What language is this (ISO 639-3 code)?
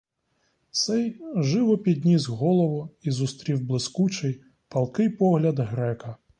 ukr